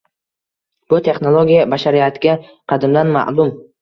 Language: Uzbek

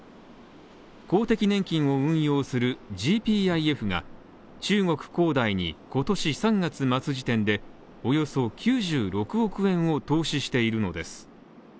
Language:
Japanese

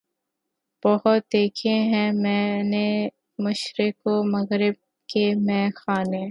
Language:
Urdu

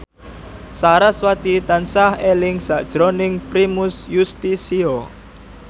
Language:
Javanese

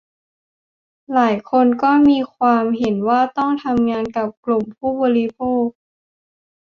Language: Thai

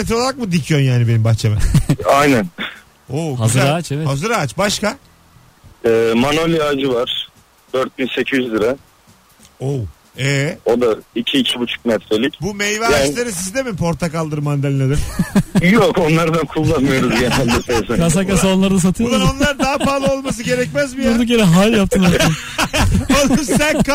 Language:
Turkish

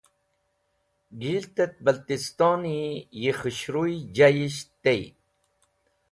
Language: Wakhi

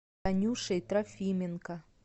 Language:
Russian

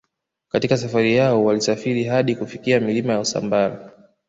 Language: Swahili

